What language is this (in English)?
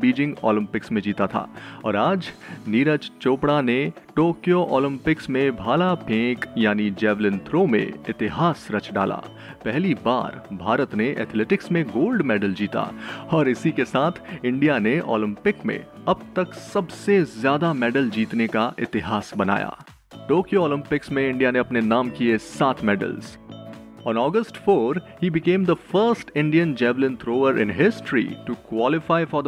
Hindi